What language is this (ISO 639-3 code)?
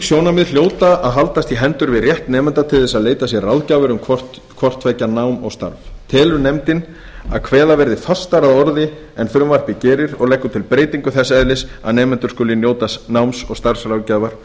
isl